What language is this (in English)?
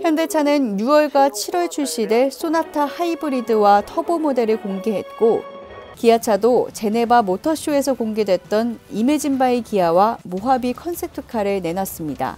Korean